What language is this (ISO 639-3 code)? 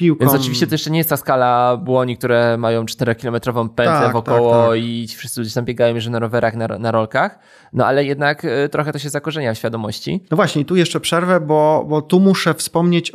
pol